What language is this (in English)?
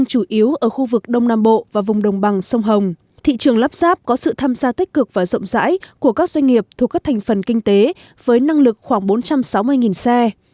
Vietnamese